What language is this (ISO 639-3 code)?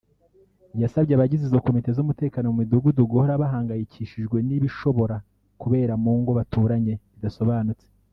kin